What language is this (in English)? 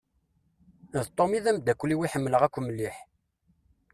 Kabyle